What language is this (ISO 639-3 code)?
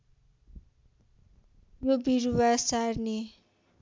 nep